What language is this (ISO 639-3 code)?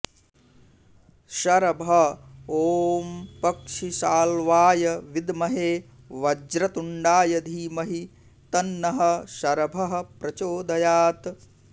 san